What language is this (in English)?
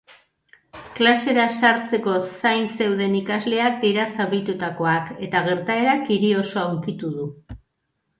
Basque